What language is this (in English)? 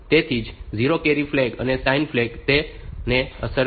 Gujarati